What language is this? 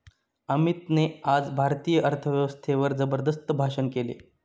Marathi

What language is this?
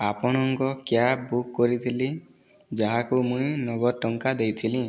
Odia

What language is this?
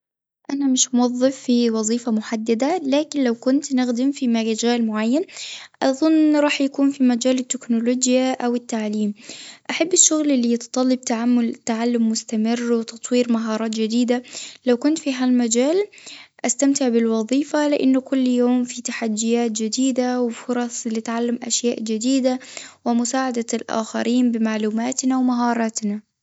Tunisian Arabic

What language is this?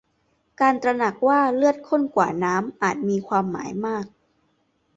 Thai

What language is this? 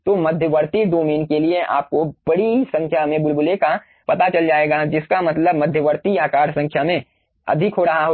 Hindi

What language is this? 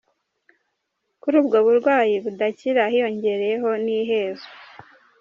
Kinyarwanda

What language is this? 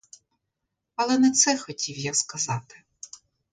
Ukrainian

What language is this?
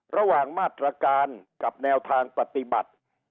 Thai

